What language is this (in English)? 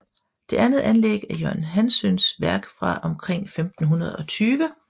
Danish